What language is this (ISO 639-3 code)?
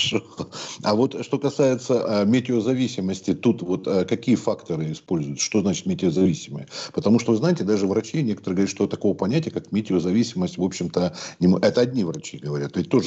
rus